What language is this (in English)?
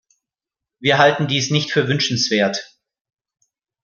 German